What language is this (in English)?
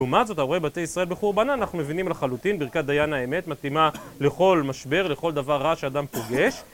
Hebrew